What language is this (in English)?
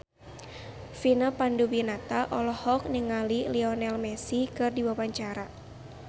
Sundanese